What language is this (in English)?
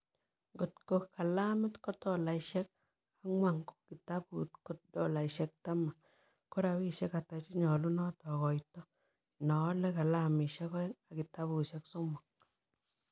Kalenjin